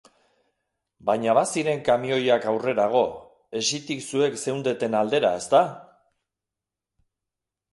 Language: Basque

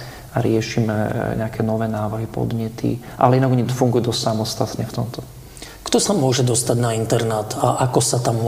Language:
Slovak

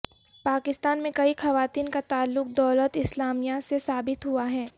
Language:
Urdu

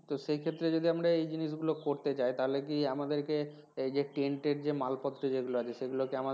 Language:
Bangla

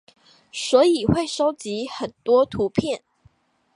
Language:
Chinese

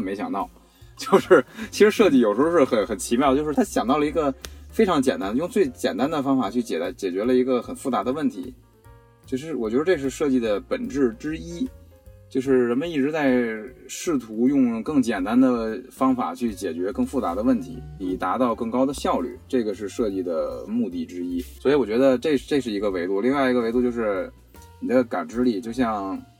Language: Chinese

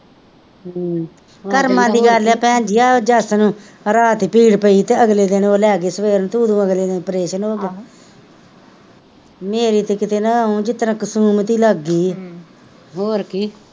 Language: Punjabi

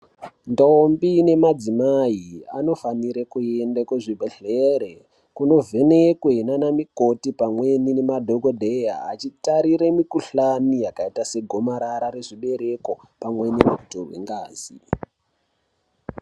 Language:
Ndau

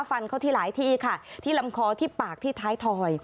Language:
Thai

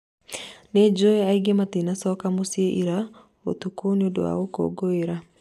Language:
Kikuyu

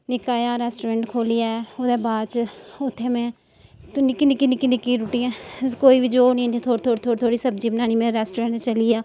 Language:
Dogri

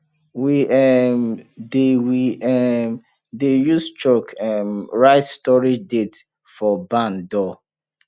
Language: Nigerian Pidgin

